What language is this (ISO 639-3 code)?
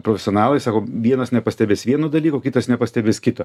lit